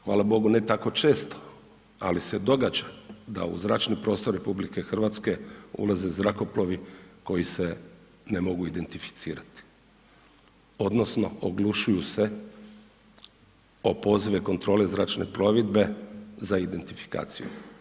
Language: Croatian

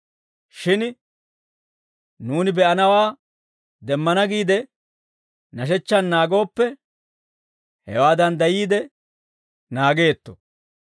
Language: Dawro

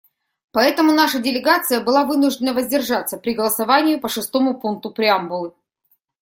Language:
Russian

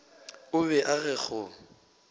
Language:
Northern Sotho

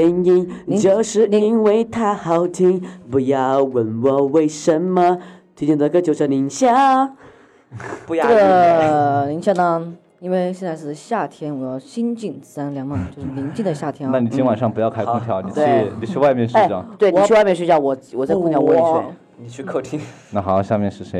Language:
Chinese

